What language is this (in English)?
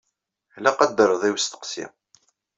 Kabyle